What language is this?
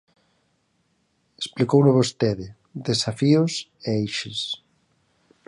Galician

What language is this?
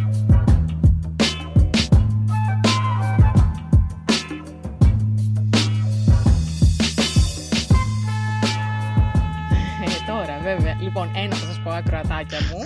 Greek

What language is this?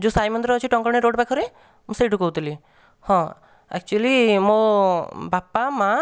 Odia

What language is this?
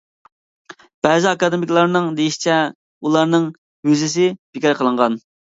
Uyghur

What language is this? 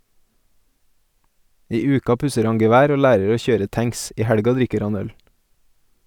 Norwegian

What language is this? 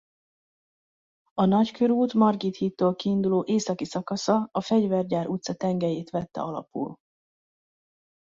Hungarian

